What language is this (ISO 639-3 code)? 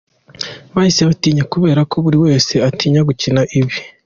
kin